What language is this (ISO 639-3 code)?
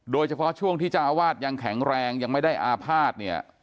tha